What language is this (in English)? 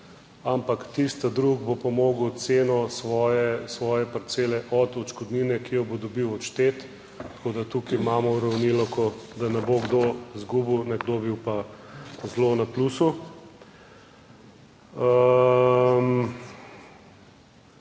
Slovenian